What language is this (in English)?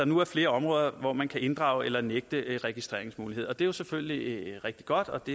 Danish